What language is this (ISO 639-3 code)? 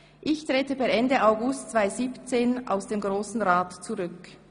gsw